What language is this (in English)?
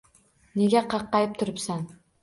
Uzbek